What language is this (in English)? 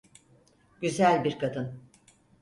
Turkish